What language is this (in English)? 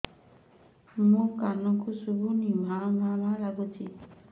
Odia